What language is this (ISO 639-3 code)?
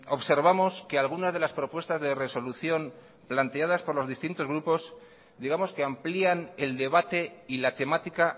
spa